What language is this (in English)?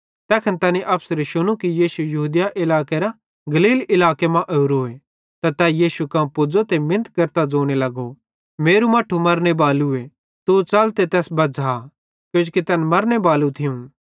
Bhadrawahi